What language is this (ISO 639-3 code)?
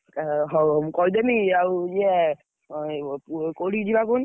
ori